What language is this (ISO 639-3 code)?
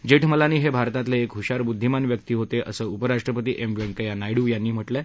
mar